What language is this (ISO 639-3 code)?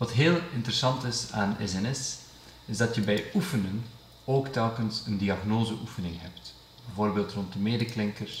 nld